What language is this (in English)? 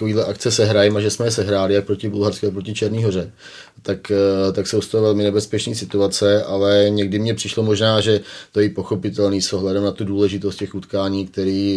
Czech